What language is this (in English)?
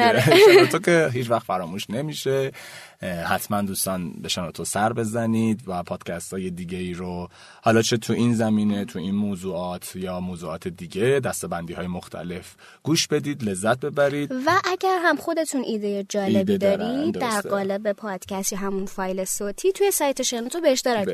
Persian